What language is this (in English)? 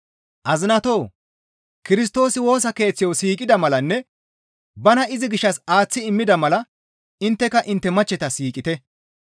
Gamo